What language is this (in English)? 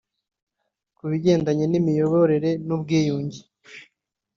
Kinyarwanda